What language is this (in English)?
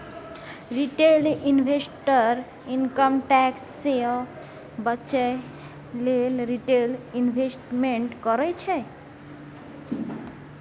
Maithili